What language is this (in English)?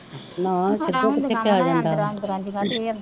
Punjabi